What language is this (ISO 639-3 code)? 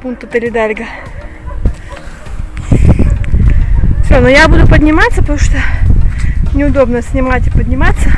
rus